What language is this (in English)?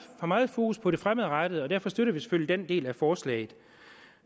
Danish